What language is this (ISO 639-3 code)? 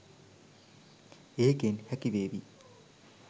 sin